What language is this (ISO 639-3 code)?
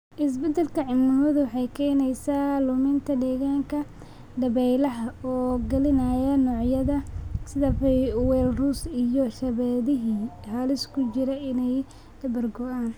som